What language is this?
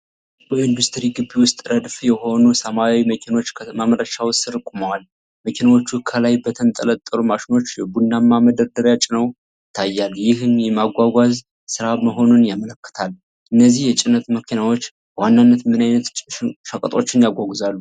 Amharic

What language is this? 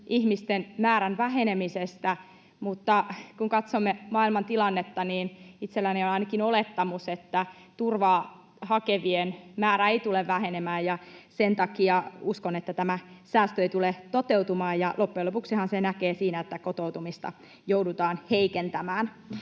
Finnish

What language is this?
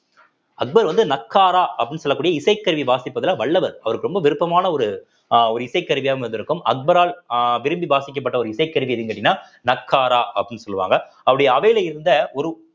Tamil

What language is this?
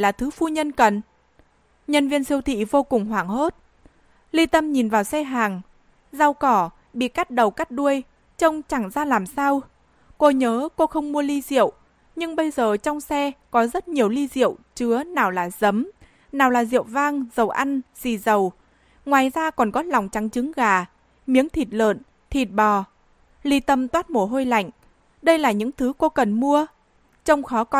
Vietnamese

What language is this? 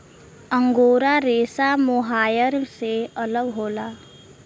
Bhojpuri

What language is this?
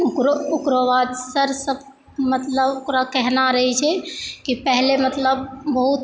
Maithili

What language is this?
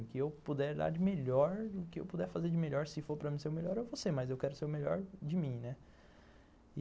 Portuguese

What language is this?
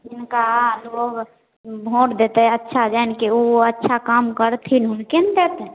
Maithili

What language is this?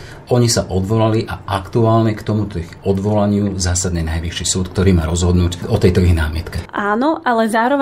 Slovak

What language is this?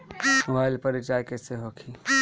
Bhojpuri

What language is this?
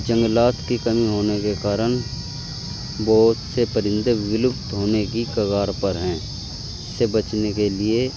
Urdu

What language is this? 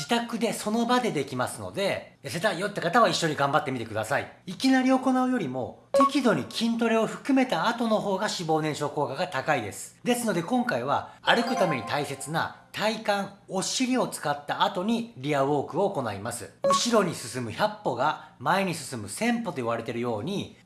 Japanese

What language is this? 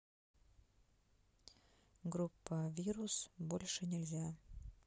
Russian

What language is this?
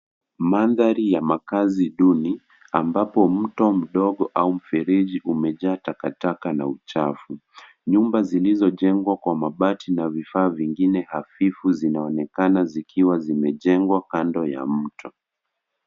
Swahili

